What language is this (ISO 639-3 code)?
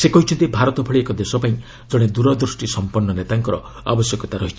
ori